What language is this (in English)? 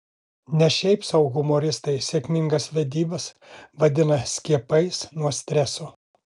Lithuanian